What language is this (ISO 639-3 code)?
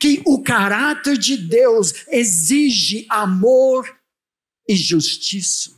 por